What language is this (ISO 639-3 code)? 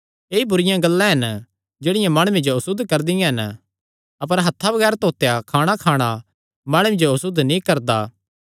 xnr